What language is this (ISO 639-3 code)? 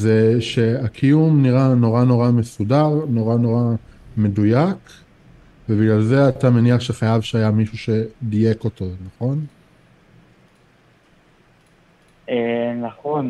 heb